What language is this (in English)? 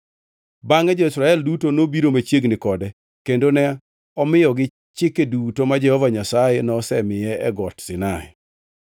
Luo (Kenya and Tanzania)